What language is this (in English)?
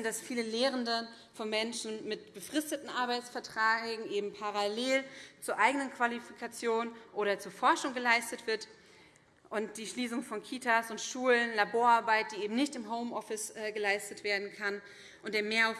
German